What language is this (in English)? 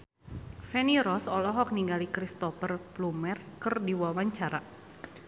Sundanese